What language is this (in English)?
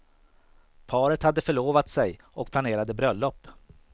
Swedish